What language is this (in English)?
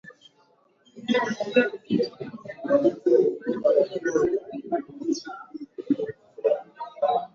Swahili